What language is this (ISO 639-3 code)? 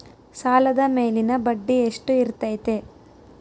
kan